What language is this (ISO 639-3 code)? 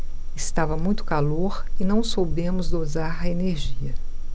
por